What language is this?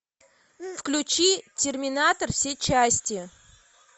Russian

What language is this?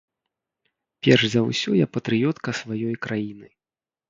Belarusian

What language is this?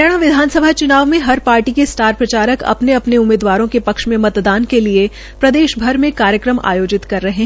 Hindi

